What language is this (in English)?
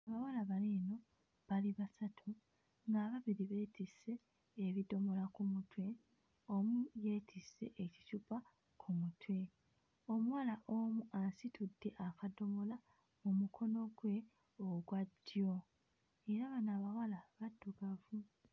Ganda